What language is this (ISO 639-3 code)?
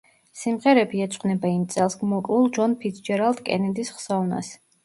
kat